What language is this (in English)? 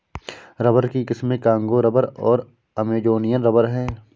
Hindi